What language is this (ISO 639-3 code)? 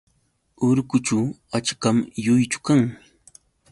qux